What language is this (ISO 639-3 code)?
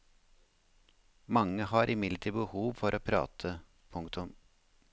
nor